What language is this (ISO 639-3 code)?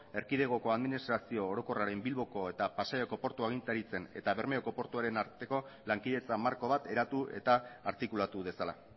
eus